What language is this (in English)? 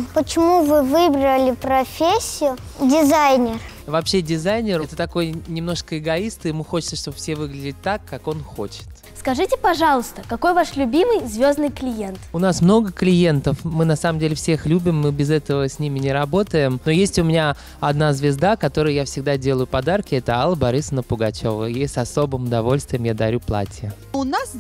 Russian